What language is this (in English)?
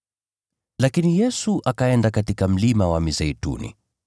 Swahili